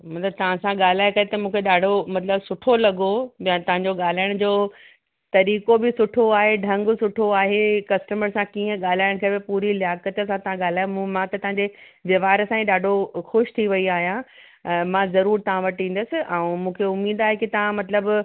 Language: Sindhi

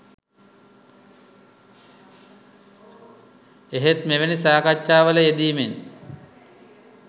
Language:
Sinhala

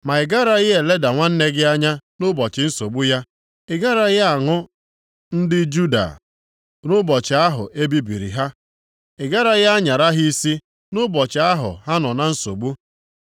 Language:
Igbo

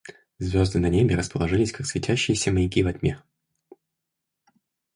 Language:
Russian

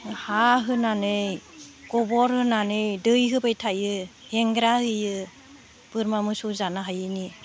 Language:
Bodo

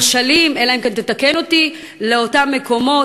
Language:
Hebrew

